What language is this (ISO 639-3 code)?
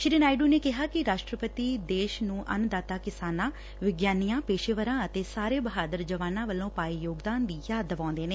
pan